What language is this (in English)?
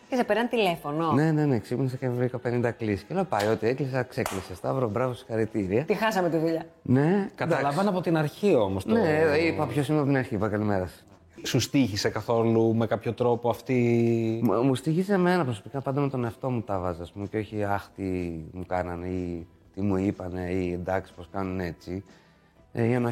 Greek